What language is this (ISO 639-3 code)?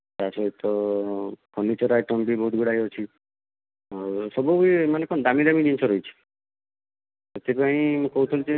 ori